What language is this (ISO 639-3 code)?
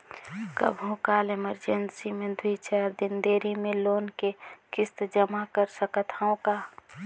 hne